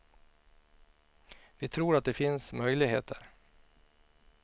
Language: Swedish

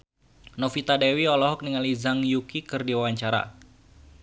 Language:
Sundanese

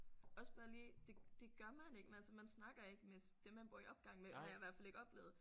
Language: Danish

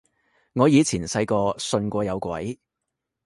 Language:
Cantonese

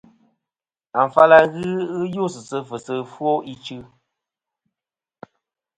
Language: Kom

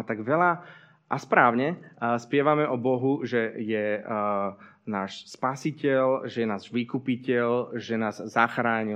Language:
Slovak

